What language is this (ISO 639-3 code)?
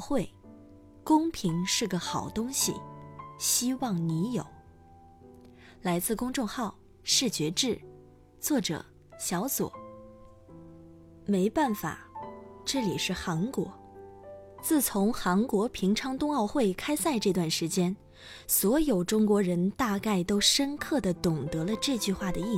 zho